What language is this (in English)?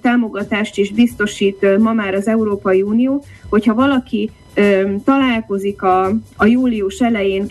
Hungarian